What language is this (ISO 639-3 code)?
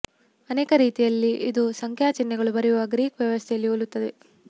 kan